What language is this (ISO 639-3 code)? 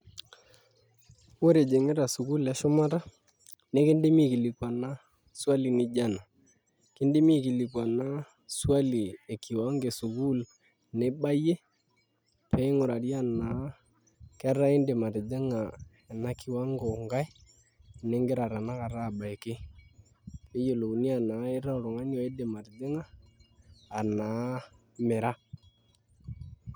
mas